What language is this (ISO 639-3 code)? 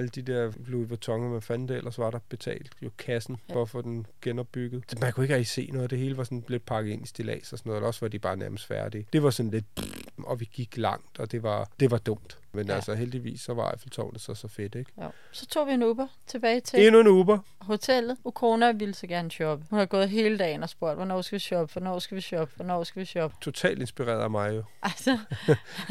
dan